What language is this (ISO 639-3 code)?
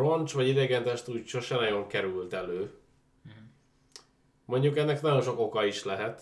hun